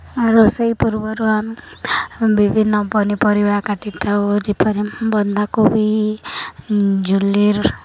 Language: Odia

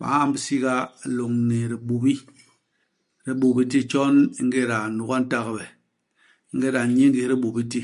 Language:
Basaa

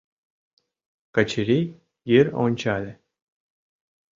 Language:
Mari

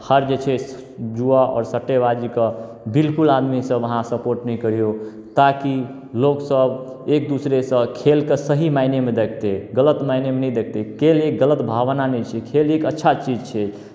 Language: Maithili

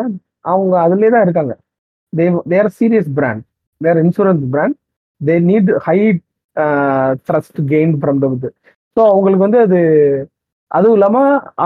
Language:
Tamil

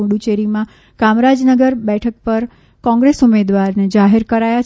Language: Gujarati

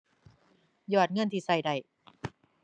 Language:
Thai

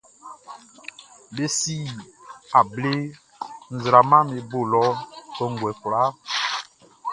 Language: Baoulé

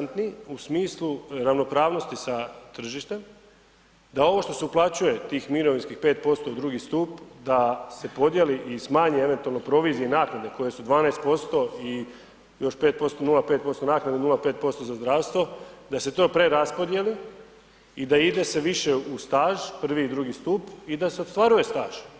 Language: Croatian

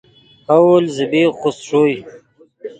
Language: Yidgha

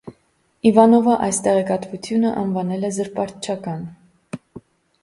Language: Armenian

